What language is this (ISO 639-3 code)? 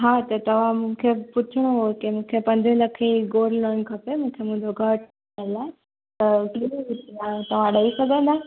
snd